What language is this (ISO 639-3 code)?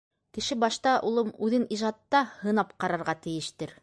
bak